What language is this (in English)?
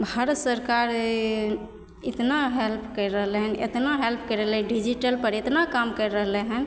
Maithili